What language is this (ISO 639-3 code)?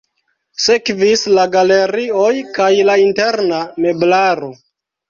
epo